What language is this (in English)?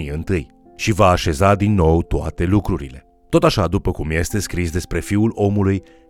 Romanian